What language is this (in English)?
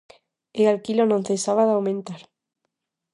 Galician